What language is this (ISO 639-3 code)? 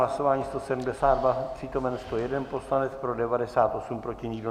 ces